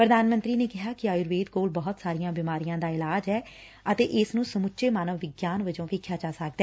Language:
Punjabi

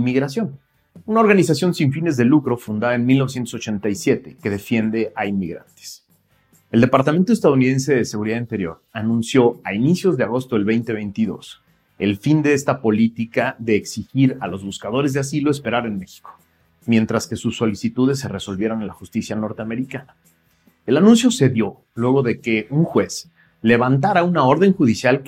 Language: Spanish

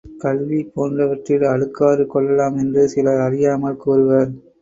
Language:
Tamil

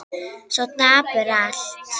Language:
Icelandic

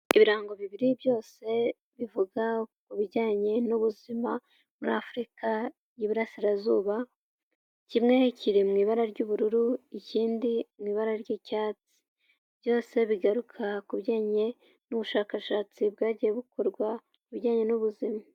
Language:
Kinyarwanda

